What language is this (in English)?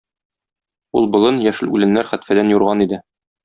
Tatar